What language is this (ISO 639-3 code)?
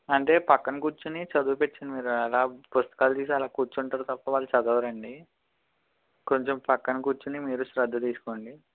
tel